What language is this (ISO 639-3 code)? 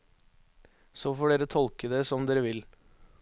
nor